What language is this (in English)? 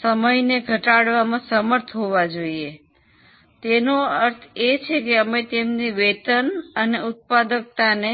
Gujarati